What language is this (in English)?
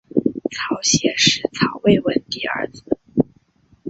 Chinese